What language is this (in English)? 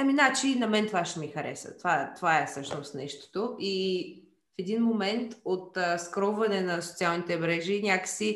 Bulgarian